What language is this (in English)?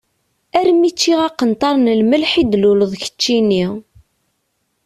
Kabyle